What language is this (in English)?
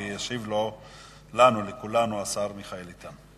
Hebrew